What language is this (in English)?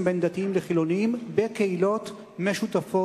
Hebrew